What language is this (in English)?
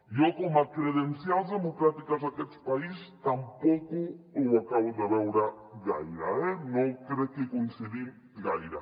Catalan